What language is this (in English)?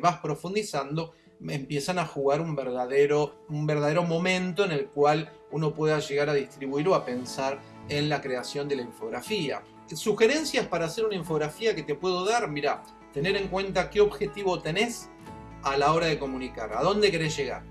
Spanish